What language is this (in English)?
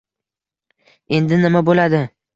Uzbek